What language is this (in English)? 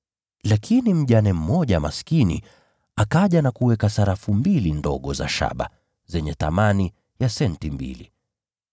Swahili